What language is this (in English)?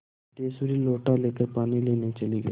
Hindi